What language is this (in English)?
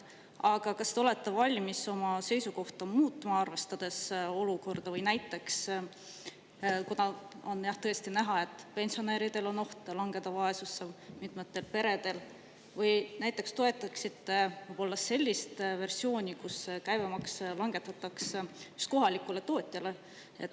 Estonian